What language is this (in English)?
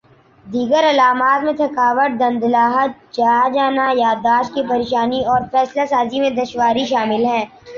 Urdu